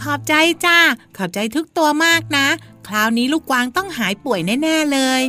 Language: Thai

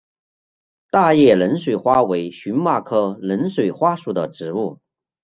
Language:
Chinese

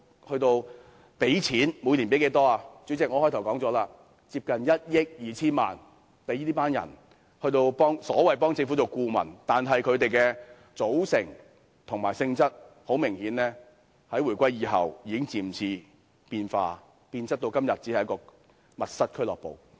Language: Cantonese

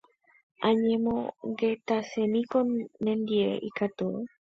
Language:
Guarani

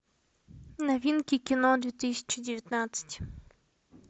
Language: Russian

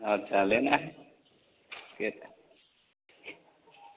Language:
Hindi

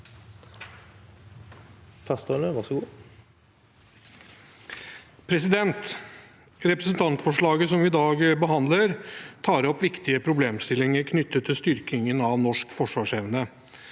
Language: Norwegian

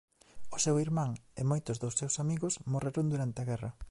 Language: Galician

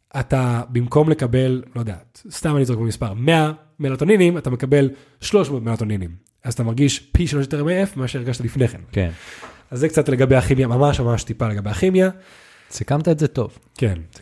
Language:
Hebrew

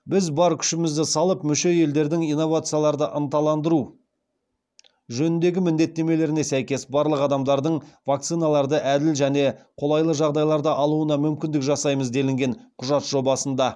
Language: Kazakh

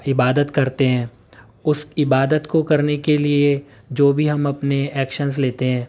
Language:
Urdu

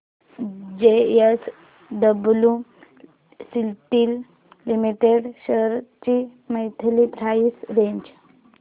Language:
Marathi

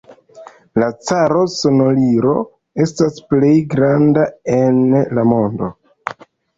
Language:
Esperanto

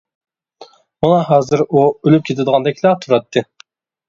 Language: Uyghur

